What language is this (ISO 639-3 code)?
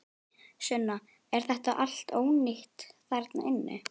isl